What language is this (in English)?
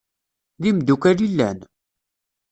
Kabyle